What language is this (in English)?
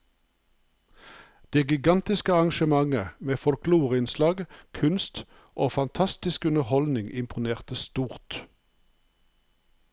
Norwegian